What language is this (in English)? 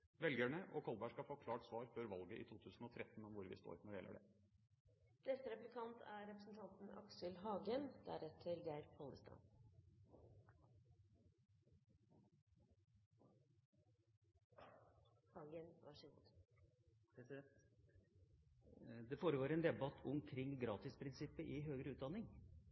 Norwegian Bokmål